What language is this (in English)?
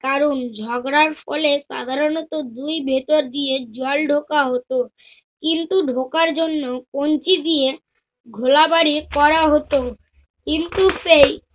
Bangla